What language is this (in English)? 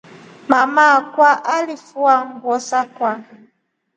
Rombo